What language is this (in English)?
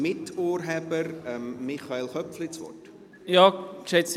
Swiss German